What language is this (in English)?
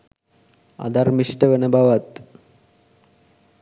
Sinhala